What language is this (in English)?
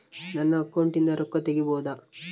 Kannada